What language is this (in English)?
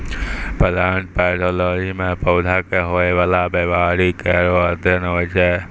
Maithili